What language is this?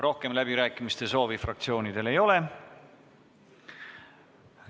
Estonian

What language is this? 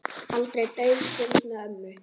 Icelandic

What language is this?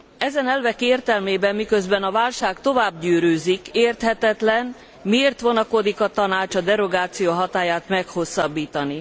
Hungarian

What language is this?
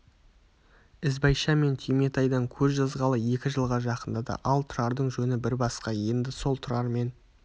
Kazakh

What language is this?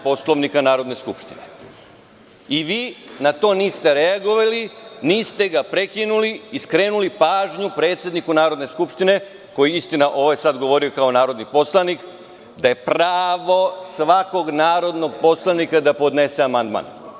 Serbian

